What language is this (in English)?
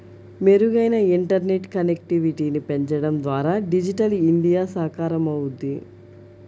Telugu